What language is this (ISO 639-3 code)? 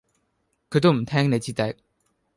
yue